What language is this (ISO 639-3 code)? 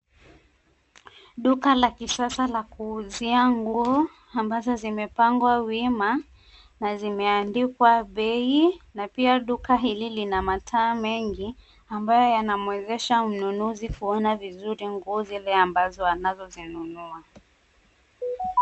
swa